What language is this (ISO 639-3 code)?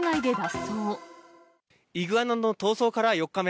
jpn